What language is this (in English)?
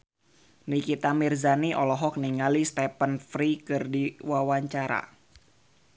Sundanese